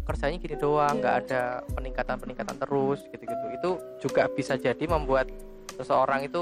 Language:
Indonesian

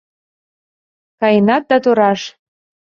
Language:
Mari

